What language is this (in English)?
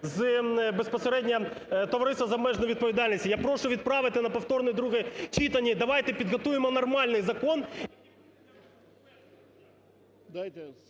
Ukrainian